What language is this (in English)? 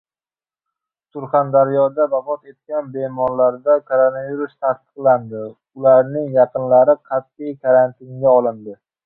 Uzbek